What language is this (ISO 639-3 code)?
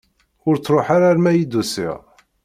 kab